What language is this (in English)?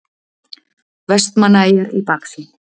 Icelandic